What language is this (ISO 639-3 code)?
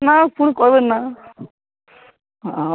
ori